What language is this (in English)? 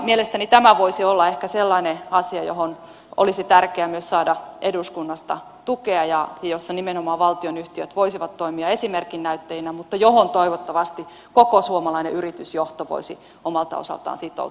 Finnish